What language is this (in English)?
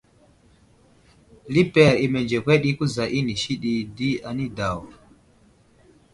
Wuzlam